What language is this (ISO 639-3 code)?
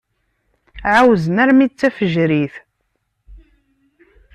kab